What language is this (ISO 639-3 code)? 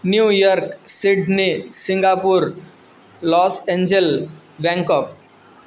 san